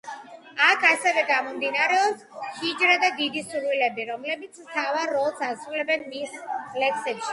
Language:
Georgian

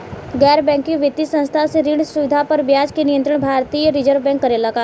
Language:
Bhojpuri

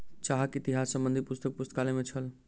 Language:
Maithili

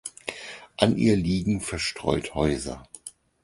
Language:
German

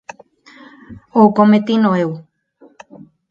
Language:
Galician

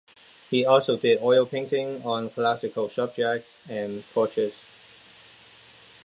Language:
English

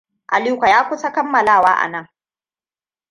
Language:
Hausa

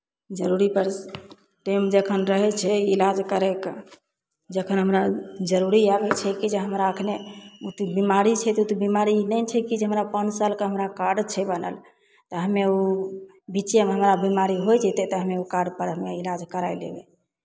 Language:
Maithili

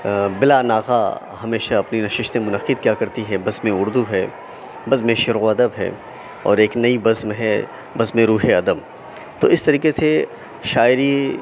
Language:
Urdu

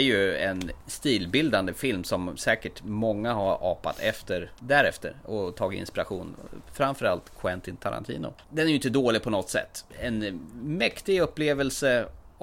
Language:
Swedish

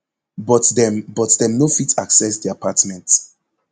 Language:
Nigerian Pidgin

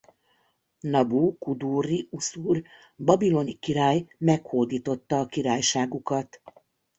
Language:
Hungarian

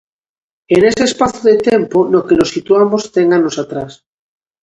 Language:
Galician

